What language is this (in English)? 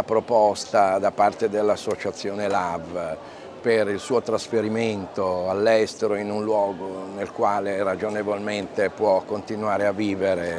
Italian